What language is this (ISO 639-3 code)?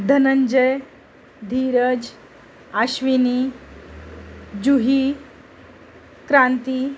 mar